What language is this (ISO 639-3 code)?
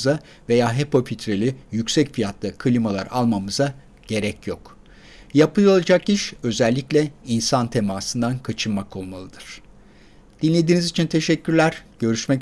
tur